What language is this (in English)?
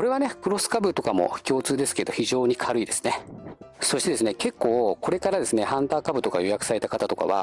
Japanese